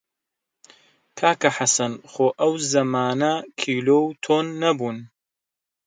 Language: Central Kurdish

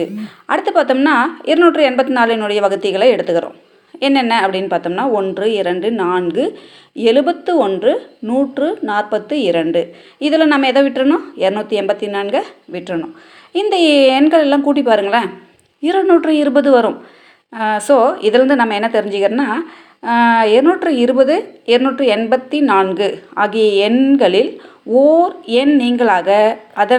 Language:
Tamil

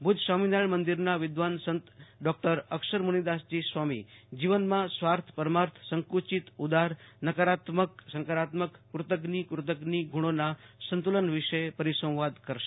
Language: Gujarati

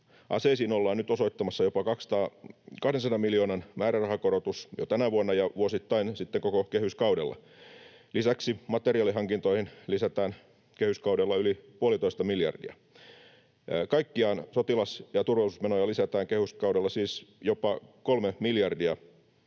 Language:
Finnish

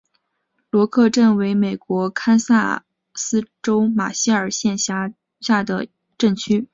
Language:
Chinese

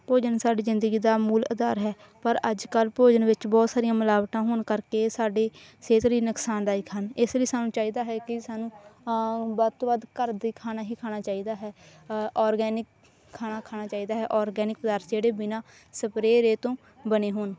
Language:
Punjabi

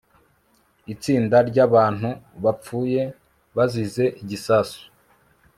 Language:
Kinyarwanda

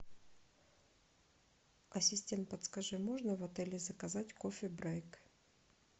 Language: Russian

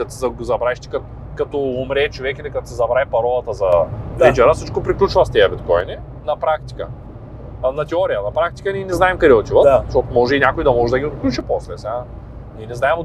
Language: Bulgarian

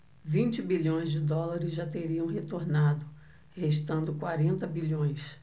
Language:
Portuguese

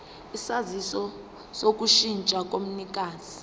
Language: Zulu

